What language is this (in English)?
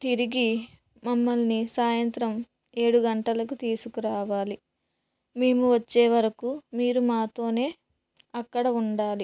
Telugu